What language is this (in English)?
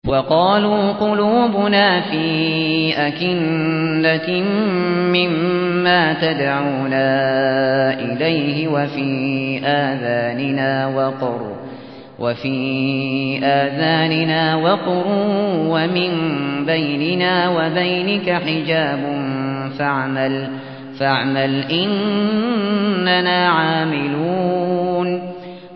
Arabic